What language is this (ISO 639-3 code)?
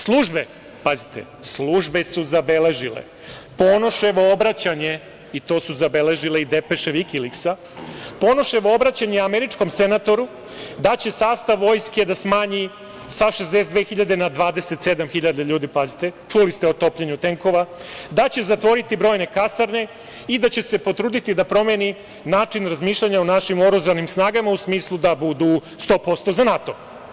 srp